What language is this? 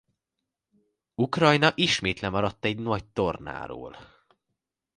Hungarian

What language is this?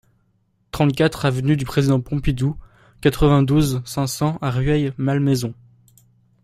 French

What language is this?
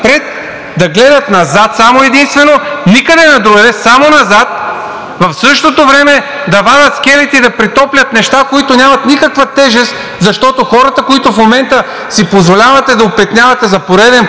Bulgarian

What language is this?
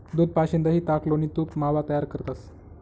Marathi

